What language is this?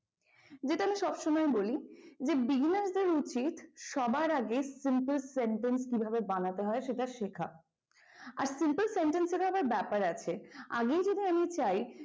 Bangla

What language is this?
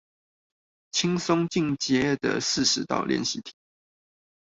Chinese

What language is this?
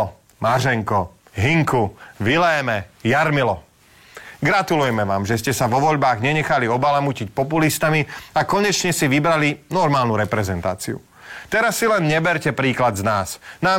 Slovak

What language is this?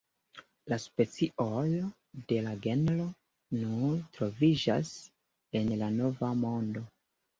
Esperanto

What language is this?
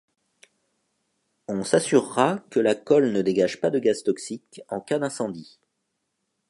French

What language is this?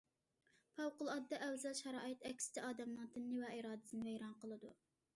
Uyghur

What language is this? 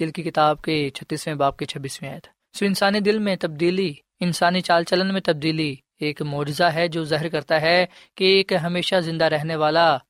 Urdu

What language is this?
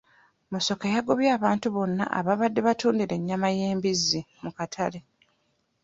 Ganda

